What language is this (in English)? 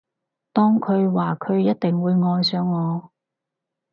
Cantonese